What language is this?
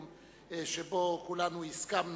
Hebrew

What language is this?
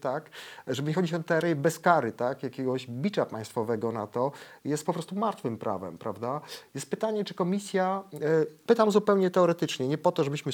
Polish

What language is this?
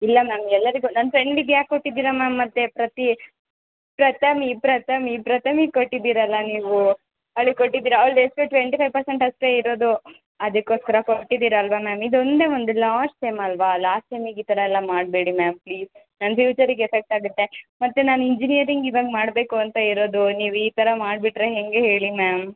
Kannada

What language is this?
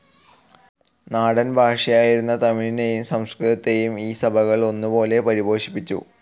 Malayalam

